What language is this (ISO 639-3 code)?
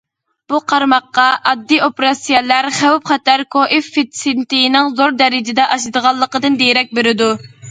uig